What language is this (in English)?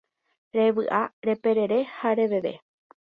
Guarani